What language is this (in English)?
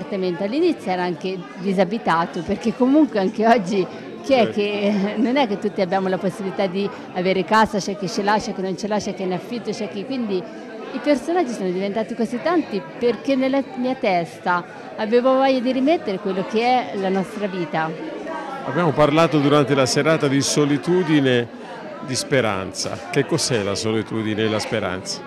Italian